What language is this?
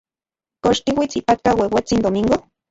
Central Puebla Nahuatl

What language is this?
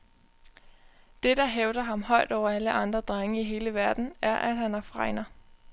Danish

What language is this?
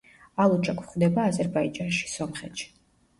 Georgian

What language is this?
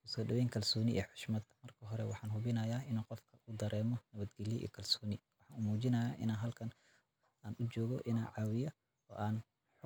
Somali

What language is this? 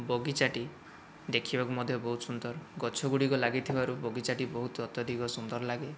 Odia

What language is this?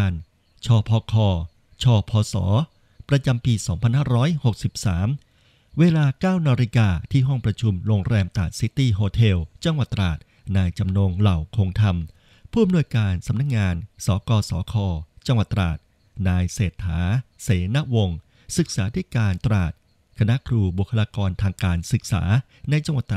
Thai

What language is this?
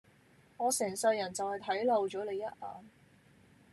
Cantonese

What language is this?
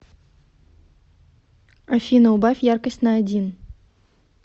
Russian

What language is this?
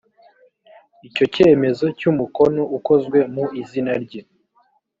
Kinyarwanda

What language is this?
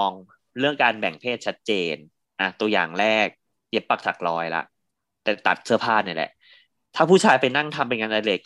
Thai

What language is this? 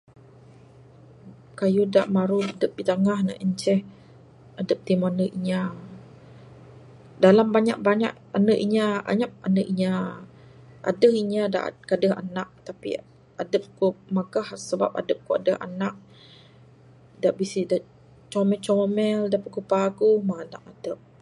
Bukar-Sadung Bidayuh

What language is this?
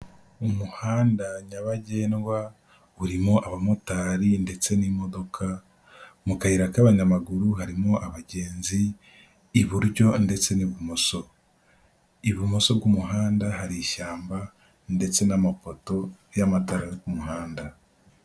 Kinyarwanda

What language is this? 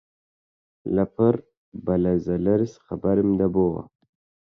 Central Kurdish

